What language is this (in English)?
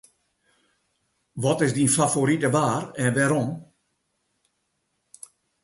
Western Frisian